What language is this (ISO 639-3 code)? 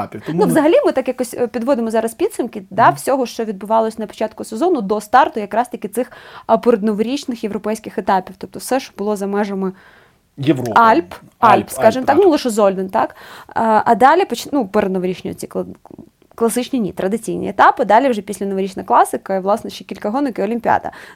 ukr